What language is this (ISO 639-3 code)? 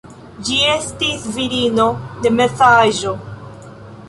epo